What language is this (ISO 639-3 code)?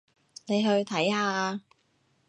yue